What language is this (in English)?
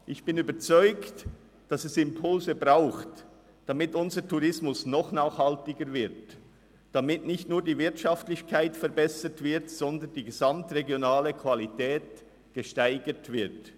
Swiss German